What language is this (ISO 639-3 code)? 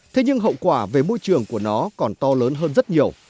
vie